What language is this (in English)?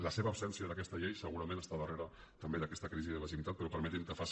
Catalan